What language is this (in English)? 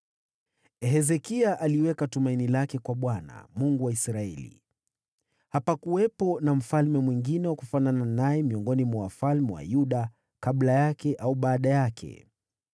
Swahili